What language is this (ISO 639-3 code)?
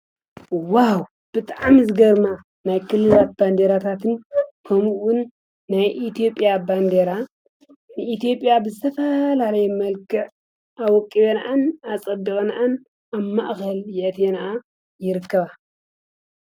tir